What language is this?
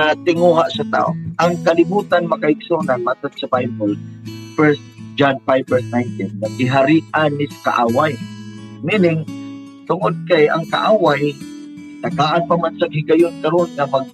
Filipino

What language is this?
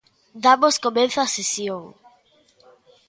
Galician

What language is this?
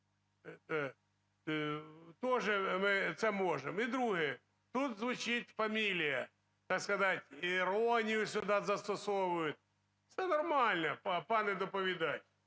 Ukrainian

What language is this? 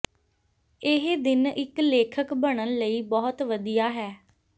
Punjabi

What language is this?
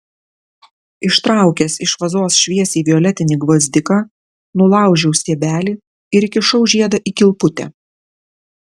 Lithuanian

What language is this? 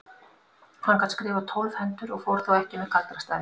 Icelandic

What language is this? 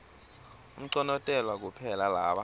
Swati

